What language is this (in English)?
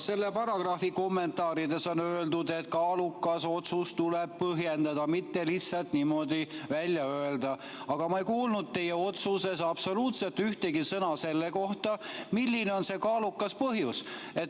Estonian